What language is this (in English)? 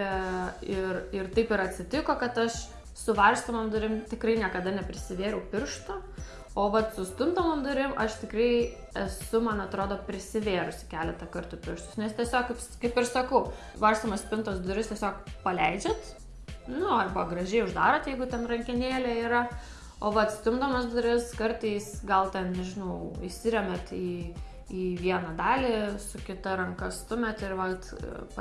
Lithuanian